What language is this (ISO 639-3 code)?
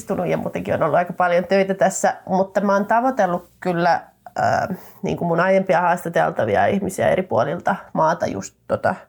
fin